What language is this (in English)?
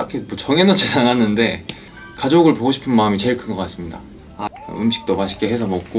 Korean